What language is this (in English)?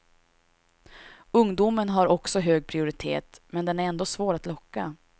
Swedish